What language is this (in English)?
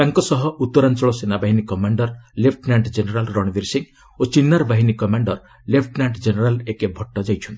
Odia